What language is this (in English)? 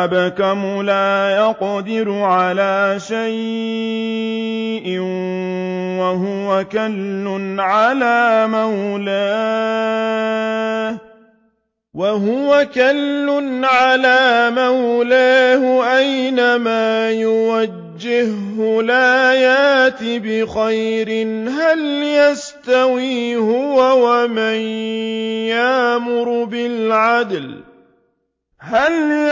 Arabic